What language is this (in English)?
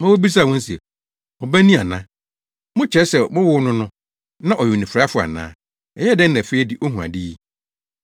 Akan